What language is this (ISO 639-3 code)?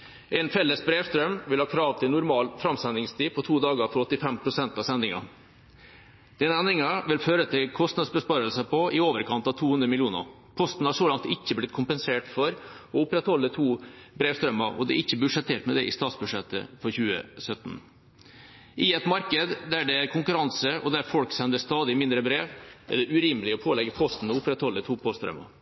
nob